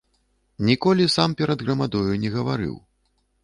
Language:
Belarusian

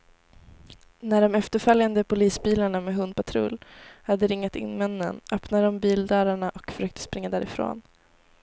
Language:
Swedish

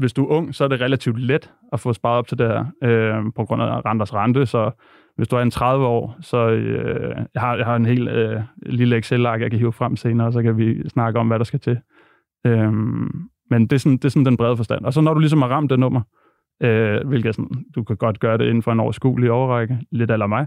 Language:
Danish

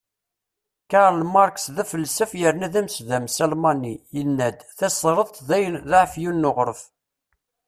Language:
Kabyle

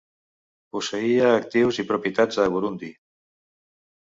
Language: Catalan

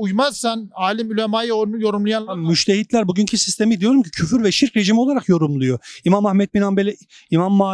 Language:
Turkish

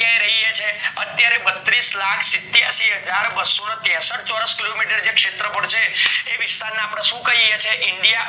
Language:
Gujarati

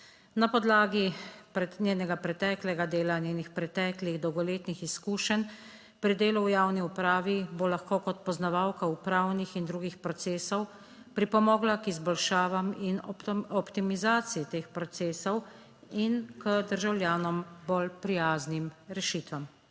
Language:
Slovenian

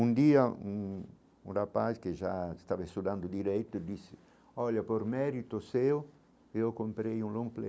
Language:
Portuguese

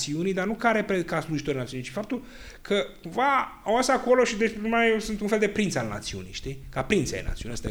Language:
Romanian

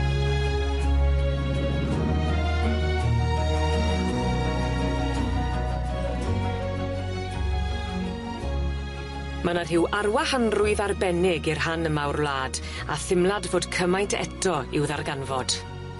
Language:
Welsh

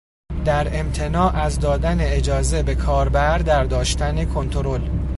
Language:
Persian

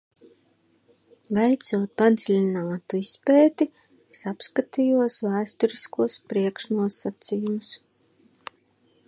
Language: Latvian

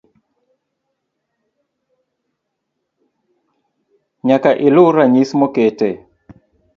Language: Luo (Kenya and Tanzania)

